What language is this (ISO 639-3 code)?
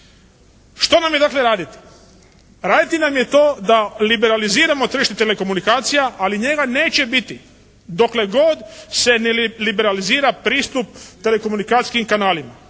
hrv